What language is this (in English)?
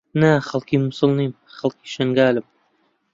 Central Kurdish